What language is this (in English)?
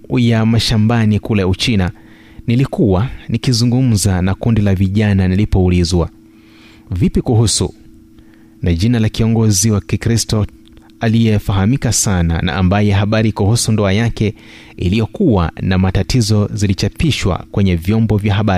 Swahili